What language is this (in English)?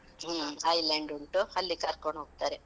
Kannada